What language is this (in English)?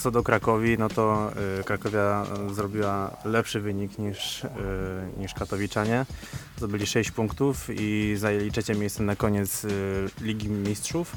Polish